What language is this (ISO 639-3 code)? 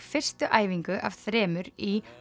isl